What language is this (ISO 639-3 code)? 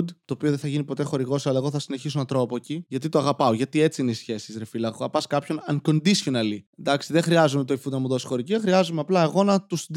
ell